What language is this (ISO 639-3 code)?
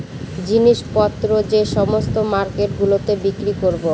ben